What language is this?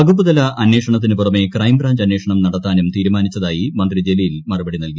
Malayalam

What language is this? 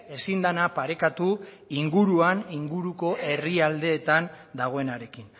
Basque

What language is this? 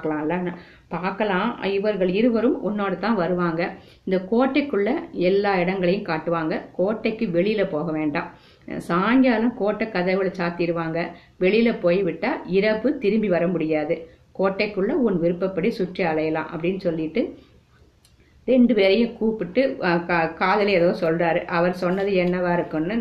Tamil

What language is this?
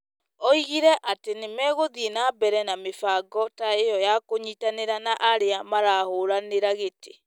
Kikuyu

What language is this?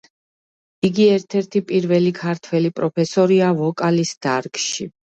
Georgian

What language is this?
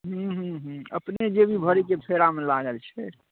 Maithili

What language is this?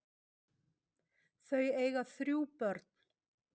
Icelandic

